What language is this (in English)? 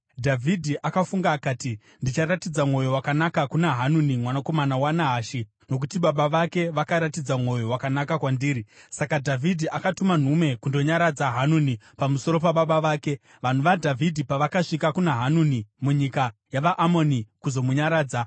Shona